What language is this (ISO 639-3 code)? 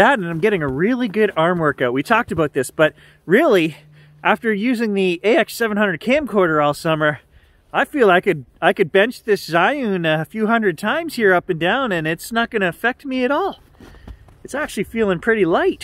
eng